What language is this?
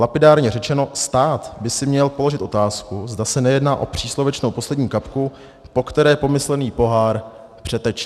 Czech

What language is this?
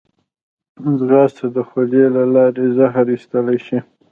Pashto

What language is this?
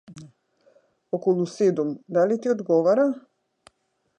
Macedonian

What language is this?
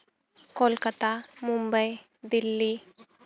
Santali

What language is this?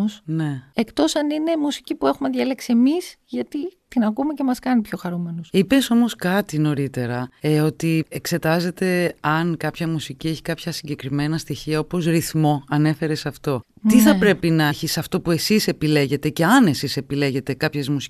Greek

